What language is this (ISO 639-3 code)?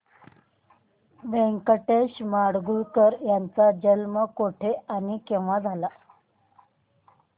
mar